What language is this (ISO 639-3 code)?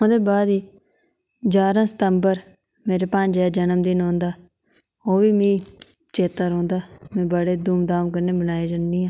doi